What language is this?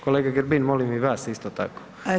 Croatian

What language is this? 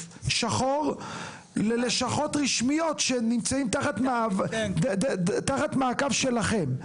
Hebrew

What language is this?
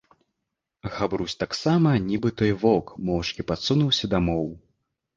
Belarusian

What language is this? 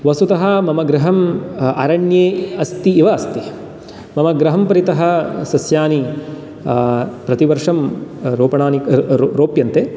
Sanskrit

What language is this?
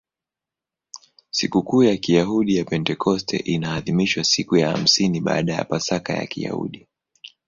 Swahili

